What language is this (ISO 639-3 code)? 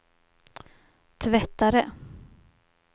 swe